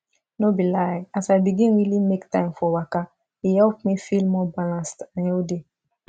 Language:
Nigerian Pidgin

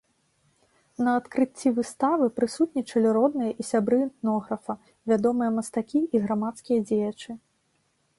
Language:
Belarusian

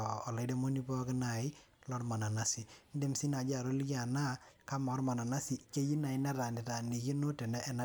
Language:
Masai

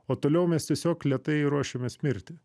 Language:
Lithuanian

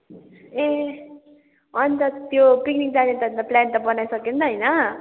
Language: Nepali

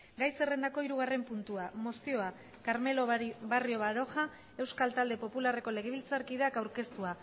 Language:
Basque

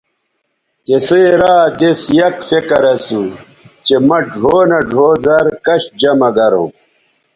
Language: Bateri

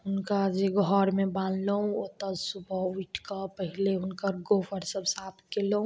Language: Maithili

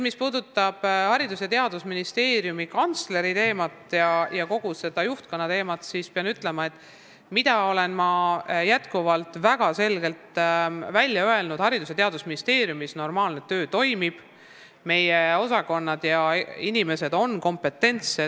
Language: Estonian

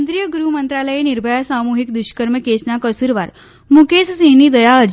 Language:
Gujarati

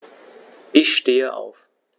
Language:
German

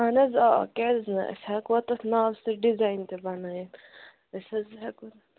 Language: Kashmiri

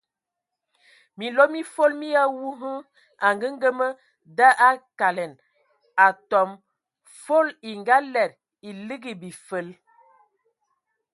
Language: Ewondo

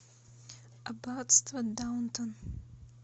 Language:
Russian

